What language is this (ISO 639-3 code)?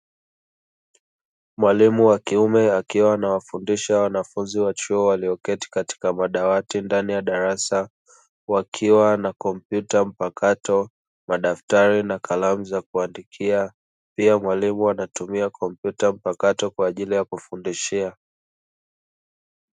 swa